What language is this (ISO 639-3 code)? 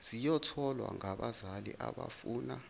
zul